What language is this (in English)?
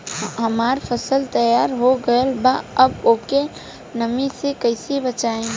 Bhojpuri